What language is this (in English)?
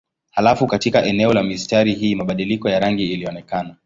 Swahili